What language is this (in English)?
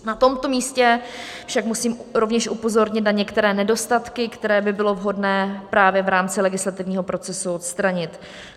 Czech